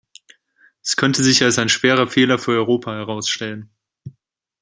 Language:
German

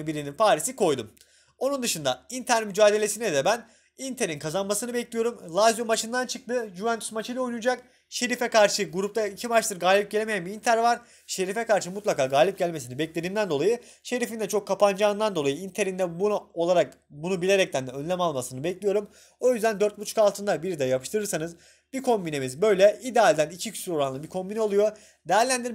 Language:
Turkish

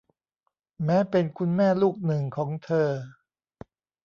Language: Thai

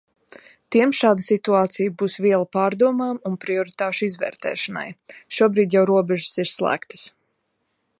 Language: Latvian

